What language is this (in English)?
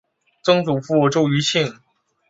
Chinese